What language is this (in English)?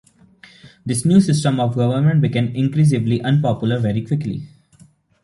English